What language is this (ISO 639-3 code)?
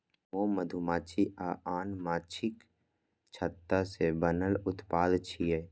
mai